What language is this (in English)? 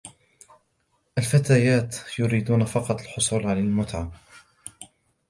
Arabic